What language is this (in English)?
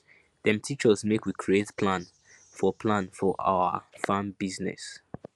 Nigerian Pidgin